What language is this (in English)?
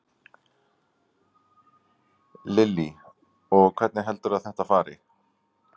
Icelandic